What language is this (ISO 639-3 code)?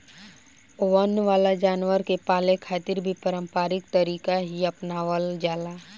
bho